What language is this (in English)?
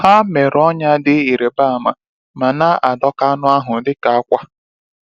Igbo